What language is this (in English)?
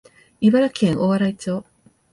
Japanese